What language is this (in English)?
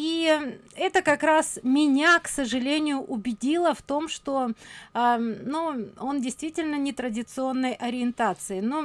Russian